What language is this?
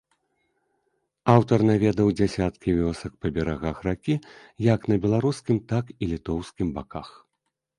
Belarusian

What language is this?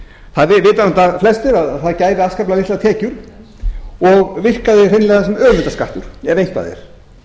Icelandic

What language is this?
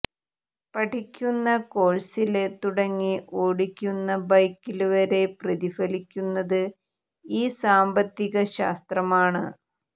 Malayalam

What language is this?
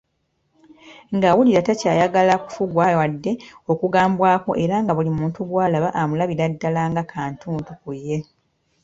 Ganda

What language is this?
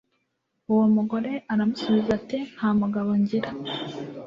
Kinyarwanda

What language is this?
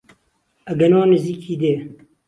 Central Kurdish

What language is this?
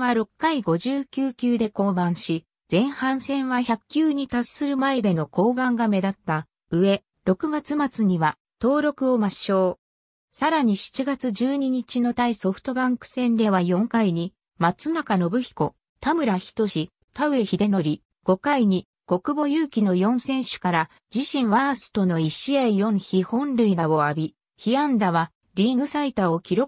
Japanese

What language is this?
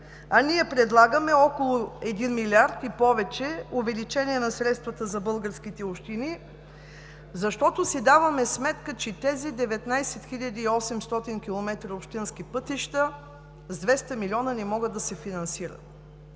Bulgarian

